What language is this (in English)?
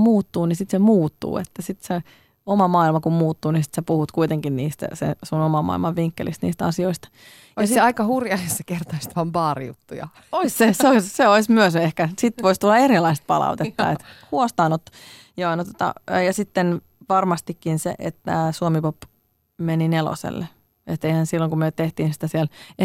Finnish